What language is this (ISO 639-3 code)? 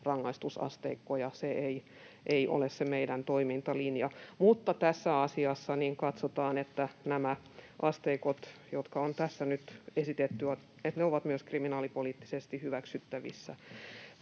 fin